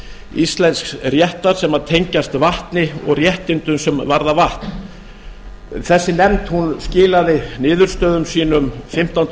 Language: Icelandic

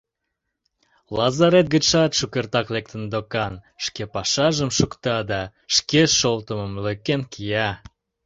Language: Mari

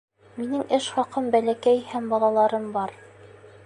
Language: Bashkir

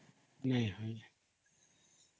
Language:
Odia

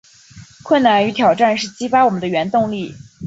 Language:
Chinese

